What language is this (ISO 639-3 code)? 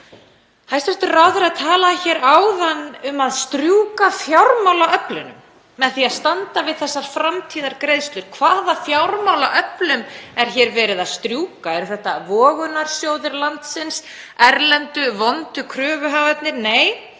isl